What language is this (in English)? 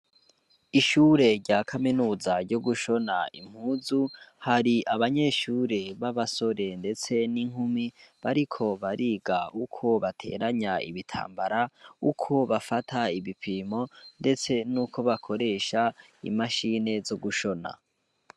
Rundi